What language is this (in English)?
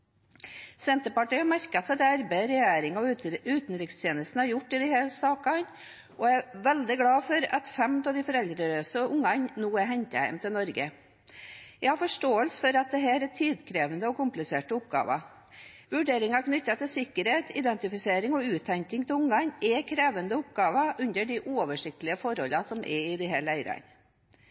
Norwegian Bokmål